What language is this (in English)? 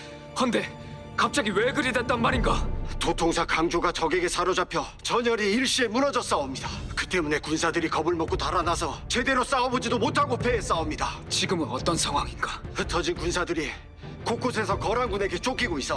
Korean